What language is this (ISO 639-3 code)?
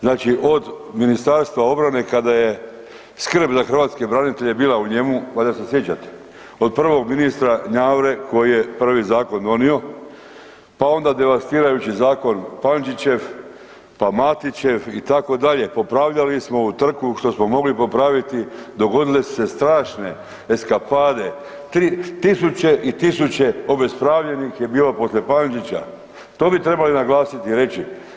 hrv